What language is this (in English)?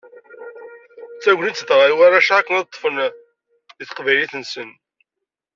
Kabyle